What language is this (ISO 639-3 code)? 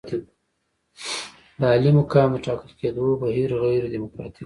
pus